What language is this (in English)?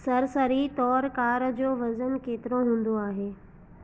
Sindhi